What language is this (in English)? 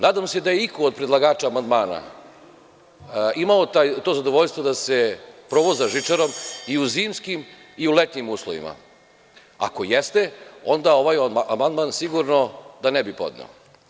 Serbian